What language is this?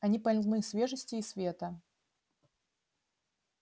Russian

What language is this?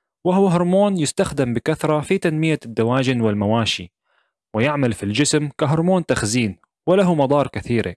Arabic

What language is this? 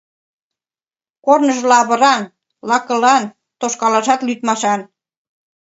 Mari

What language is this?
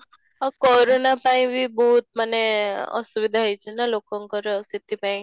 Odia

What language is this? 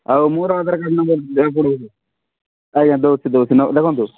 Odia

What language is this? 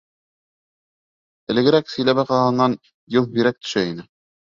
Bashkir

